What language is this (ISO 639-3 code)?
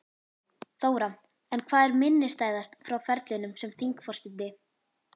isl